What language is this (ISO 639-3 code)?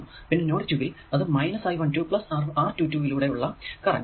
mal